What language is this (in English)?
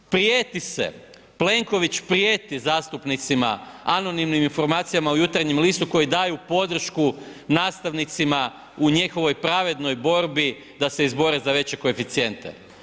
Croatian